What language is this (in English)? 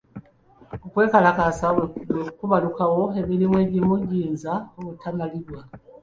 Ganda